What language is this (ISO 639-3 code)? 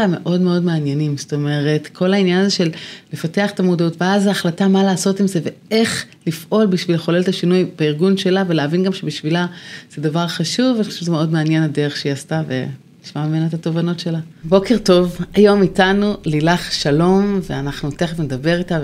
heb